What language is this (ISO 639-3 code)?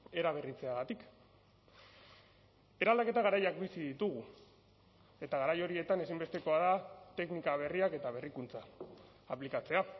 eus